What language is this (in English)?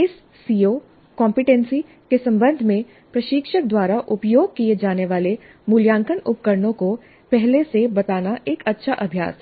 Hindi